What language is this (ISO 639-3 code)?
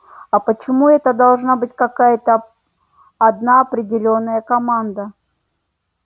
rus